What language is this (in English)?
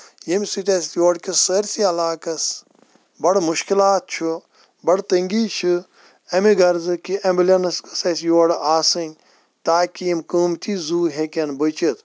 Kashmiri